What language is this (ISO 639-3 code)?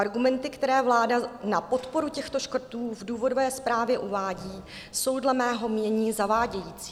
ces